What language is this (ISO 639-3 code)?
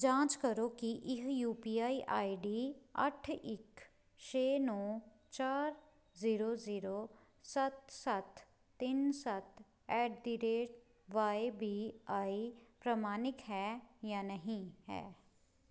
pan